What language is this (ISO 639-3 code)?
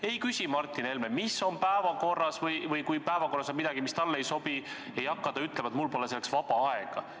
est